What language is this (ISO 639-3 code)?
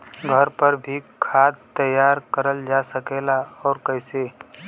bho